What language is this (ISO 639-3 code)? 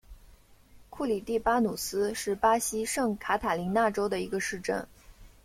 zho